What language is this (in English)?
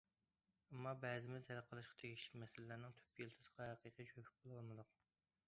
Uyghur